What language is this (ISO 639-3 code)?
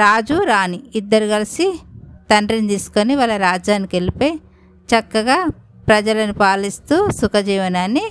tel